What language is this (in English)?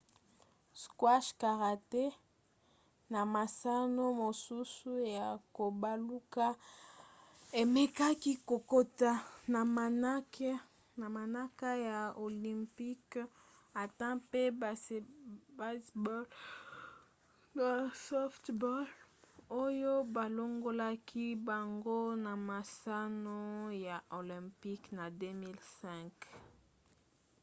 Lingala